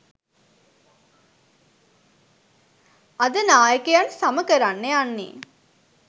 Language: Sinhala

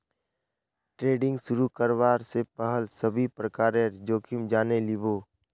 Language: Magahi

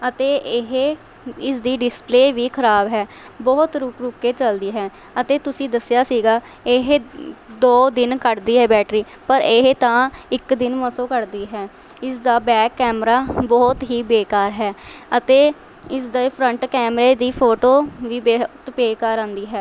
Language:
Punjabi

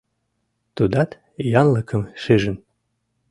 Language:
Mari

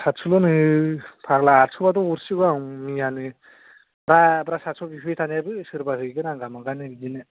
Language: Bodo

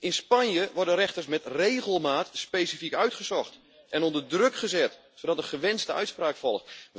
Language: Dutch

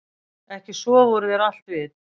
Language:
Icelandic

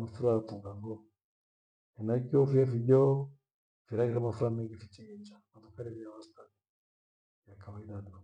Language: Gweno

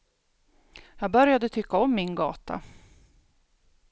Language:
Swedish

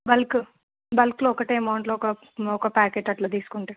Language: Telugu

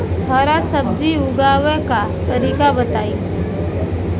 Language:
Bhojpuri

